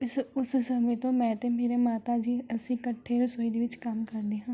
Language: Punjabi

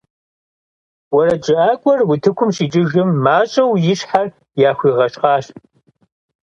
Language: Kabardian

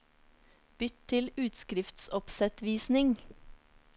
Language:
Norwegian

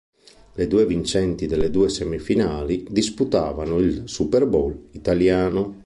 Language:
Italian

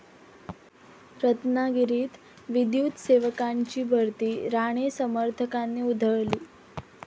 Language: Marathi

